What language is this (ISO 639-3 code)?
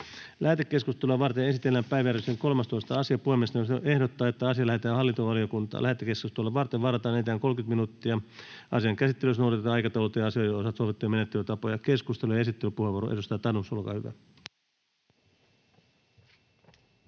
fin